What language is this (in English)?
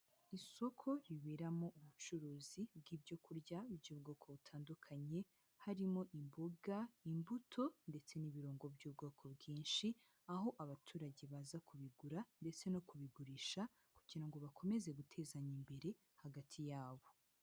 Kinyarwanda